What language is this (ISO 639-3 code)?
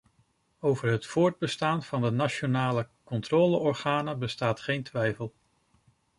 nld